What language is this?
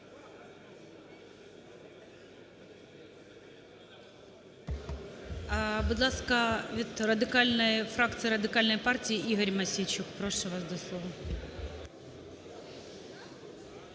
Ukrainian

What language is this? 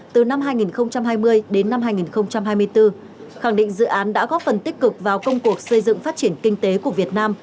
Vietnamese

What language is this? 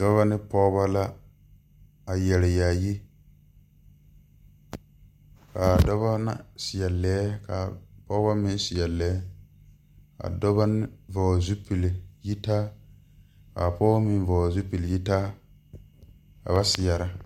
Southern Dagaare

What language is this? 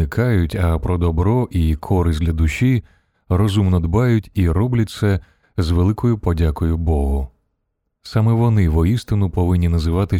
Ukrainian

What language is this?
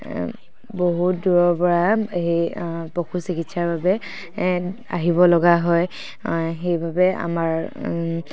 Assamese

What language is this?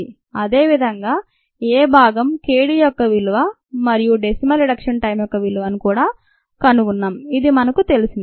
Telugu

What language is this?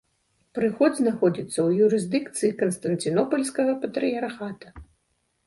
Belarusian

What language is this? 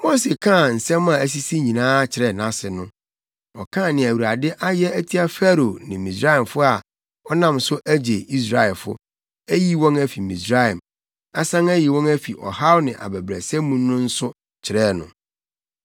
Akan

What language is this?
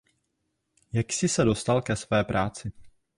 Czech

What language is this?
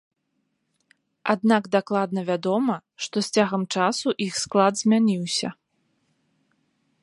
Belarusian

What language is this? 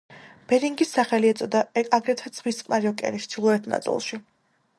Georgian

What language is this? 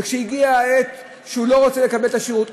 Hebrew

